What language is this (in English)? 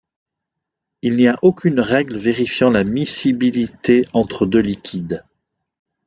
French